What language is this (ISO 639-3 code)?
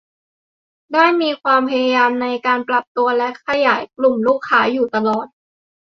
tha